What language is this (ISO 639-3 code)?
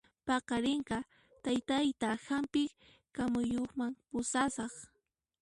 qxp